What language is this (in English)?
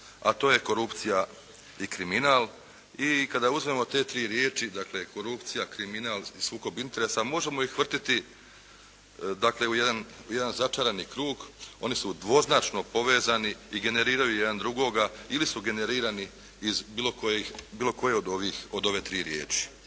Croatian